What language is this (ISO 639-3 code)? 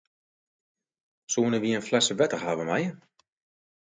fry